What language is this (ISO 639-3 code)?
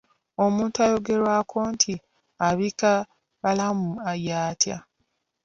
lug